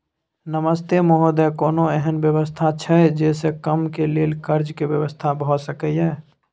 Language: Maithili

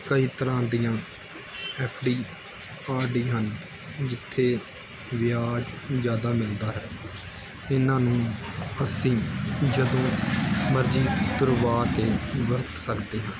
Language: Punjabi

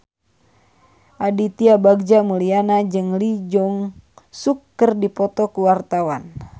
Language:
Sundanese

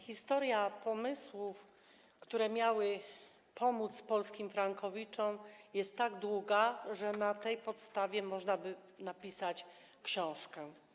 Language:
Polish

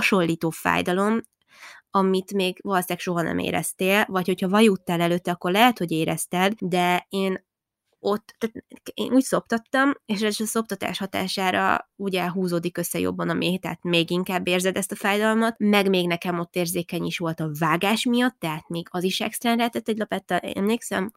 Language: Hungarian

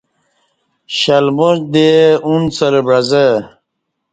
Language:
Kati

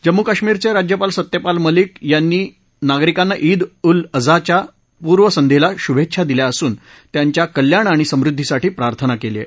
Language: Marathi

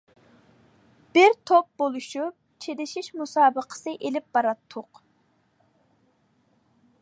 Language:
Uyghur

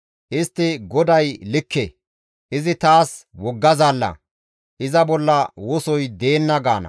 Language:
Gamo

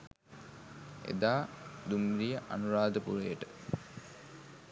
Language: Sinhala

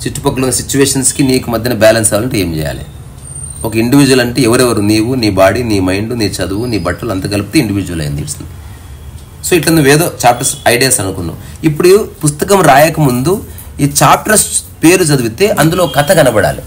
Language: Telugu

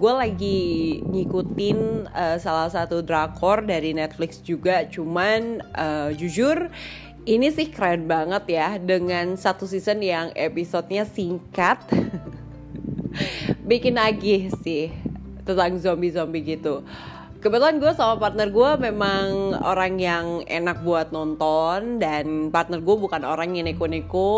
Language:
Indonesian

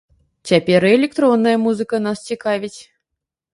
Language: Belarusian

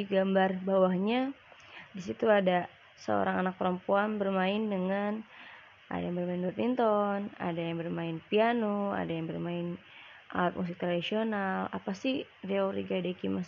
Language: Indonesian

